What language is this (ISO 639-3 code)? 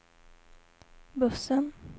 swe